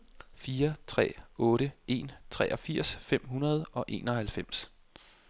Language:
Danish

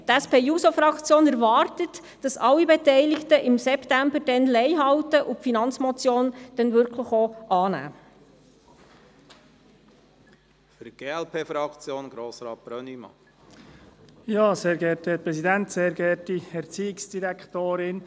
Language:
Swiss German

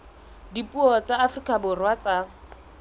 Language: Southern Sotho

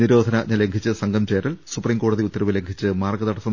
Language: Malayalam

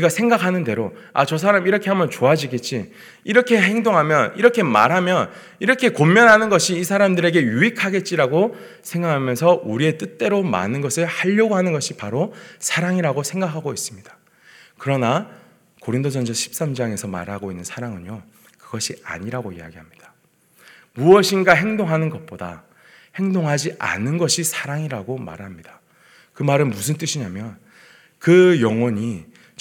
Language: Korean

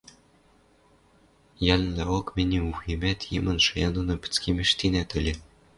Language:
Western Mari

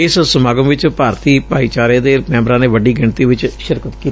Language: Punjabi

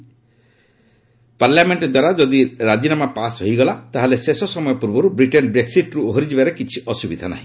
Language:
Odia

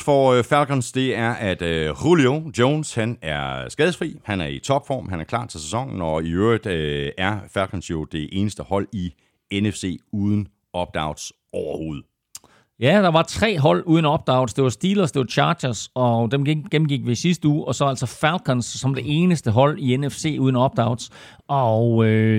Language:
Danish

